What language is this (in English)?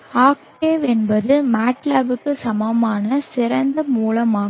Tamil